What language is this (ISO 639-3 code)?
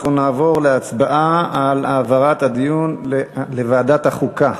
heb